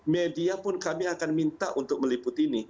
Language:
Indonesian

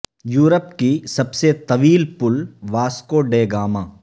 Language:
Urdu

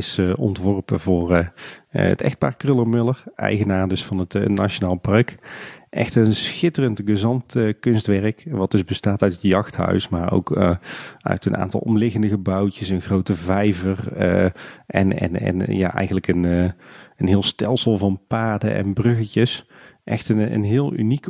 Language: Dutch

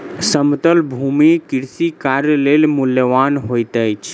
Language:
Maithili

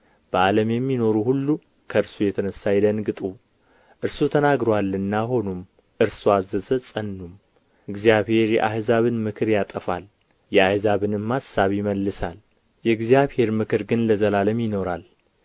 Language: Amharic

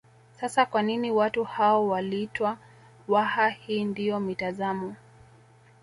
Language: Swahili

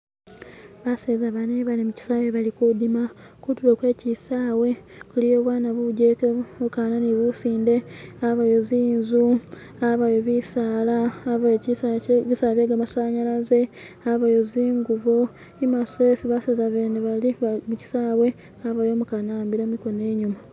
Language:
Masaaba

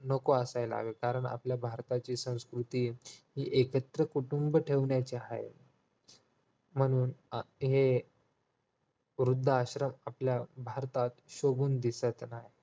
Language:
Marathi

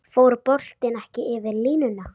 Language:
Icelandic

